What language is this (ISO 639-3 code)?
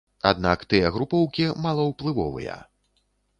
bel